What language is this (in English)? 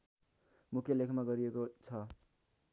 Nepali